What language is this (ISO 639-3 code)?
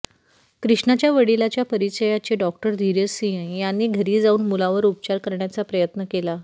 mar